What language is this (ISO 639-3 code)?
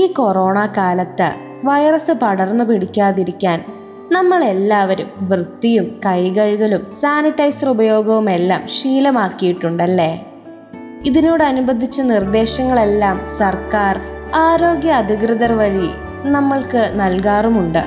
mal